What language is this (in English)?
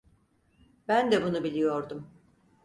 Turkish